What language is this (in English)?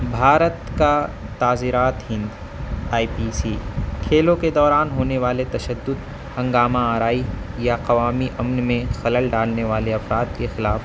Urdu